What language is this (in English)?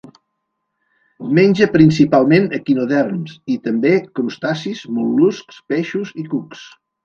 Catalan